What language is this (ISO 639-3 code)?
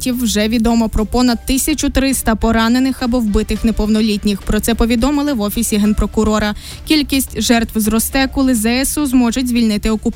ukr